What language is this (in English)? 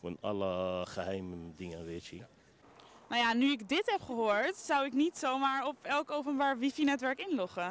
Dutch